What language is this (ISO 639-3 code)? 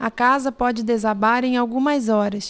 por